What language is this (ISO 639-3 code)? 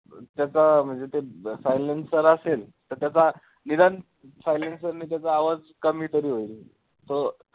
mar